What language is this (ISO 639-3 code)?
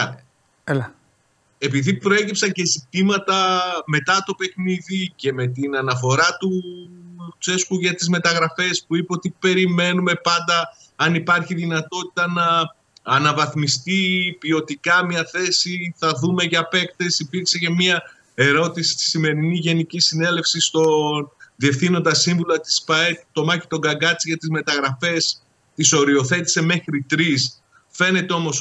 ell